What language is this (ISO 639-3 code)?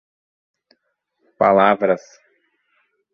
por